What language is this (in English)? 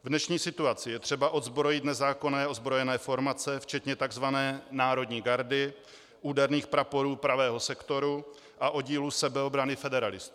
Czech